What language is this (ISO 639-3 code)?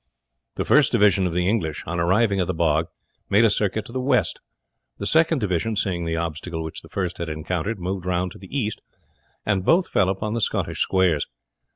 eng